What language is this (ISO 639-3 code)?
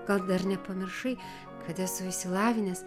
lit